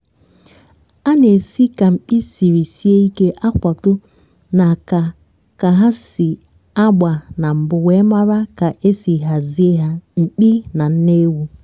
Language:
Igbo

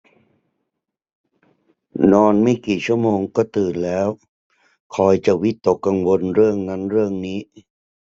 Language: Thai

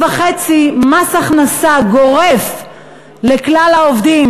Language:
Hebrew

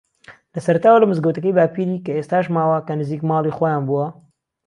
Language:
Central Kurdish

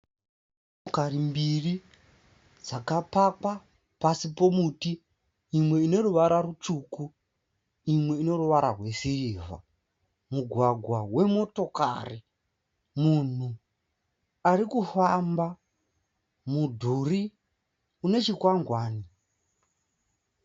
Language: Shona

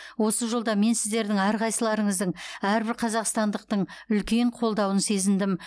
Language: Kazakh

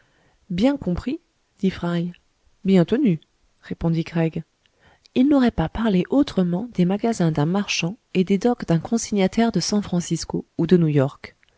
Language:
French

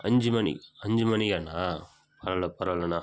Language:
Tamil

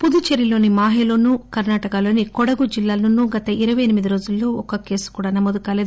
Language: Telugu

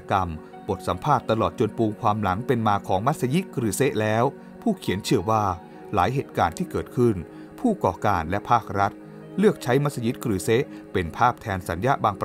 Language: Thai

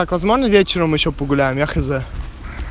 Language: Russian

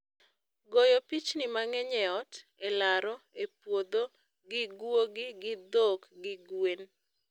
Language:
Luo (Kenya and Tanzania)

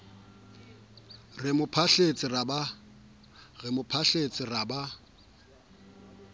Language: Southern Sotho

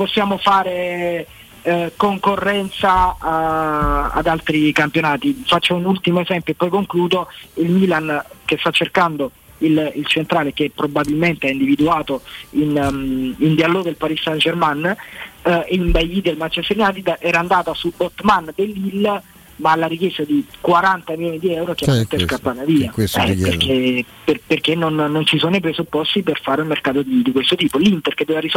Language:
Italian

